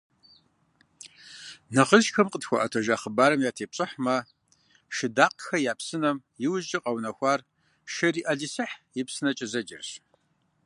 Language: Kabardian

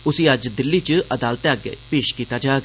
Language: Dogri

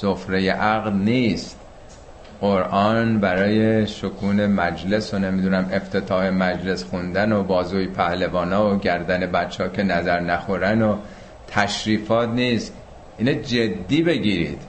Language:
Persian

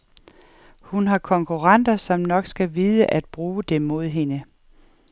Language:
Danish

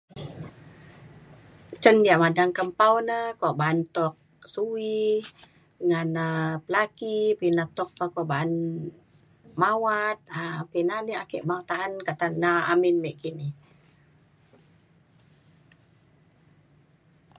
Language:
Mainstream Kenyah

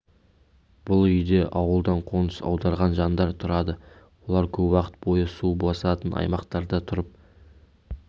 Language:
Kazakh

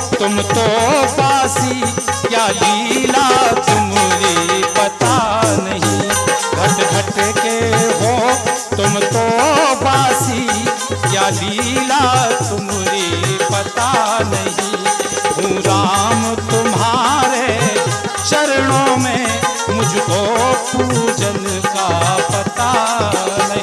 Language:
Hindi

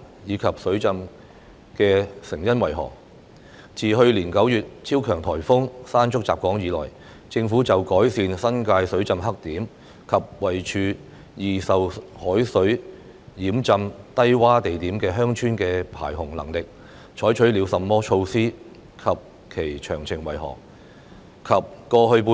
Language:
Cantonese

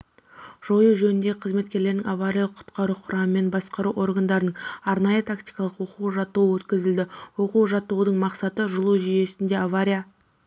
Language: Kazakh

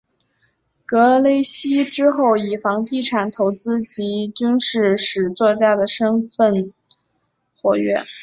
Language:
Chinese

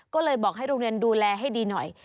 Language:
Thai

